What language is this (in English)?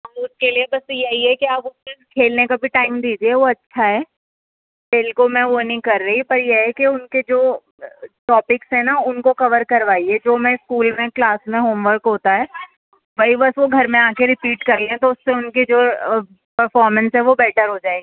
Urdu